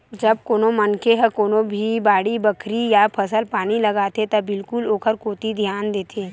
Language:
Chhattisgarhi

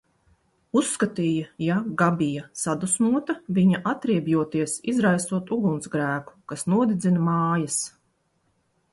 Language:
Latvian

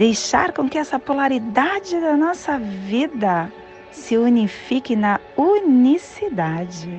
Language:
Portuguese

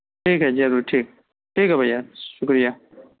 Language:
Urdu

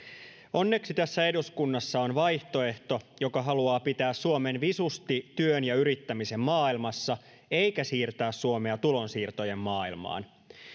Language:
Finnish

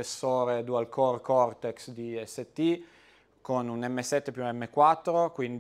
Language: Italian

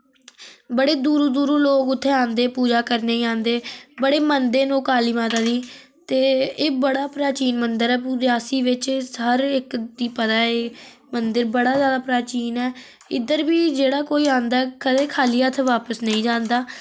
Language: Dogri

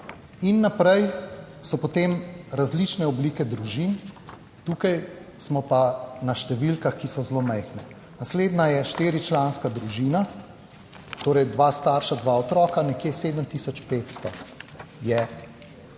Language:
Slovenian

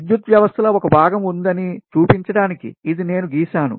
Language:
Telugu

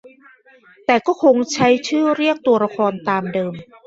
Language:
Thai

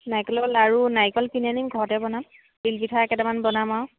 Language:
Assamese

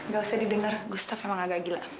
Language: Indonesian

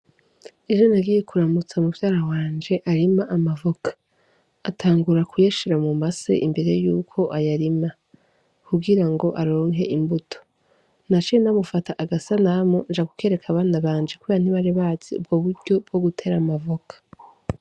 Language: Rundi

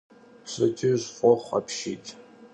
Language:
Kabardian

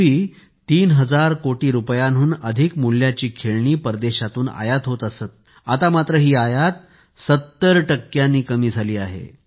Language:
Marathi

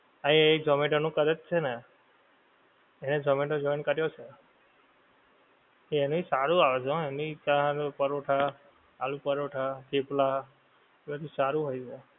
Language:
Gujarati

